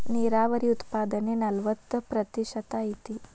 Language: Kannada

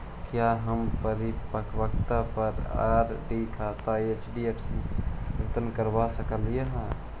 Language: Magahi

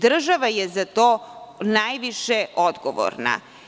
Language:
Serbian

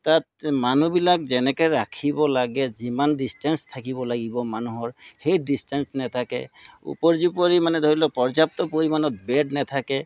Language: Assamese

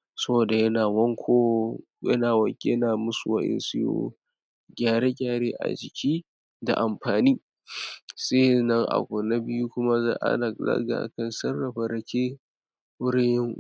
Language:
Hausa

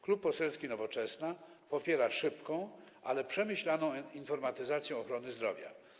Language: Polish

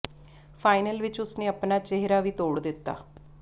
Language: Punjabi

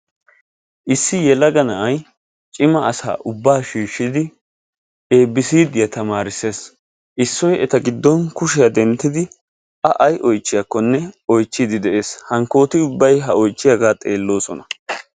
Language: Wolaytta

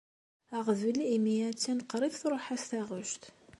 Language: Kabyle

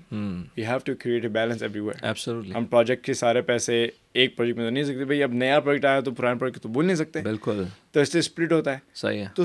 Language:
Urdu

